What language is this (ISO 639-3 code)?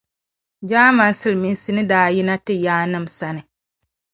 dag